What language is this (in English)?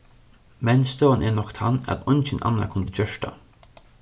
Faroese